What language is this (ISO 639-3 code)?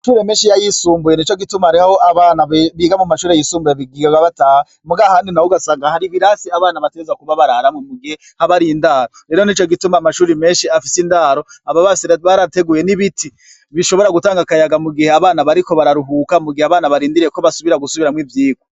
run